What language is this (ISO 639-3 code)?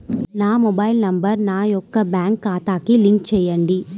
tel